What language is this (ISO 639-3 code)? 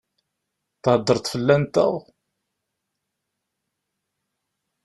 kab